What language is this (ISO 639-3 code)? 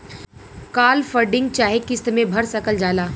bho